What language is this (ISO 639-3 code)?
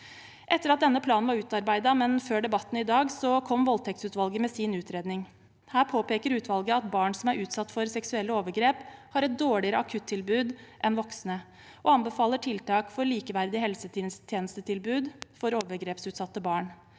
nor